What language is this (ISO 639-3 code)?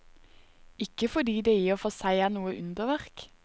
nor